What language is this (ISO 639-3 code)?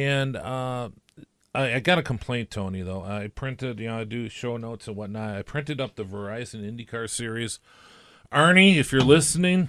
eng